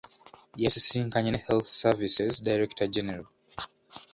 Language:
Ganda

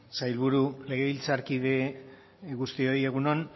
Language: Basque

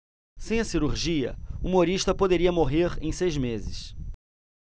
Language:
Portuguese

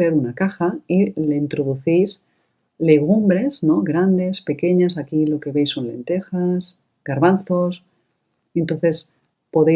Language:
Spanish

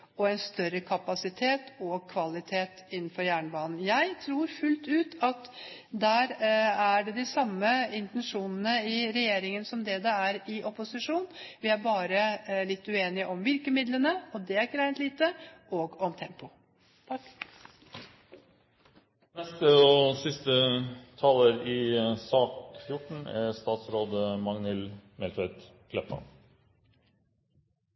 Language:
Norwegian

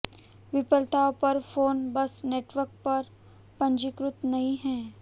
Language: Hindi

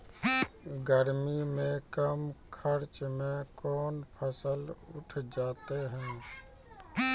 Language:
Maithili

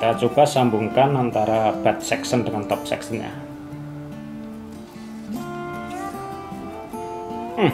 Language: Indonesian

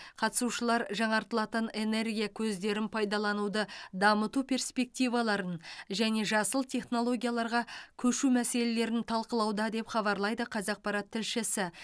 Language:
Kazakh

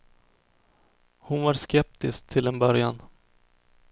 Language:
Swedish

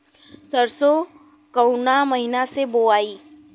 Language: Bhojpuri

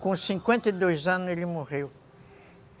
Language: Portuguese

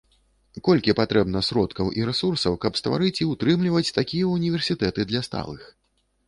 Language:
Belarusian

